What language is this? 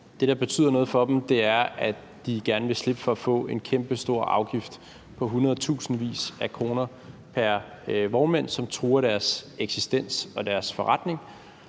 Danish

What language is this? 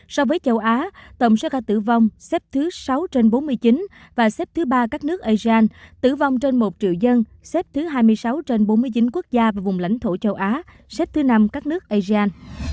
Vietnamese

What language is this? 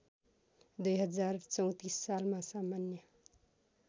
Nepali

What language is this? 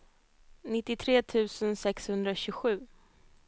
Swedish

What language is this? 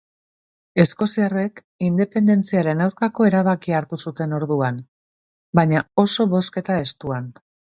Basque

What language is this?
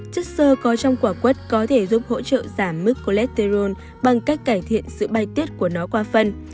Vietnamese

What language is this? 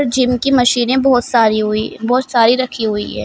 Hindi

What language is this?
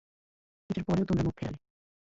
Bangla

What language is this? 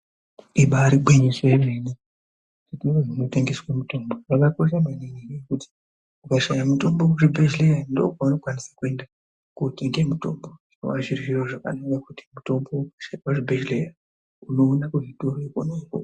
Ndau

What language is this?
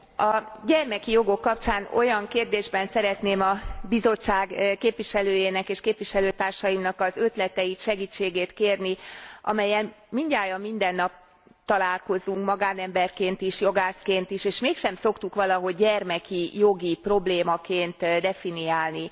Hungarian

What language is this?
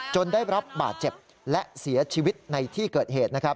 Thai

